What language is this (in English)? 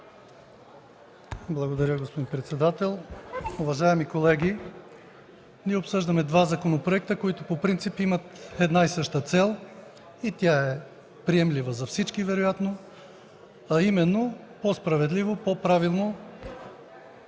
Bulgarian